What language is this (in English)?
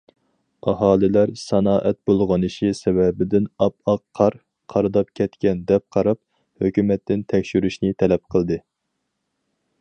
Uyghur